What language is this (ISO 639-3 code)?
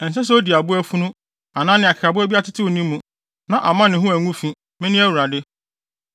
aka